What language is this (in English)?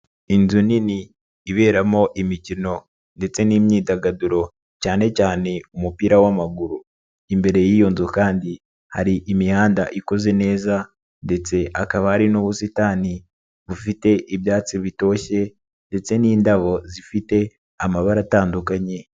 Kinyarwanda